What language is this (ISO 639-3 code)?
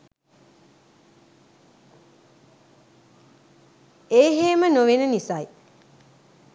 sin